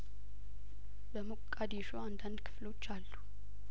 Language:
Amharic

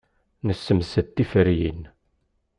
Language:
Kabyle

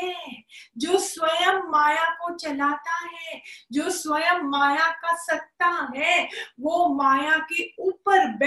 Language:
Hindi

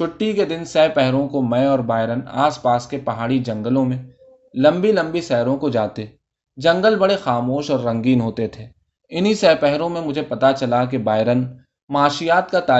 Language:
Urdu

